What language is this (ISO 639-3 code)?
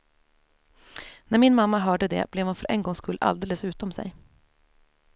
swe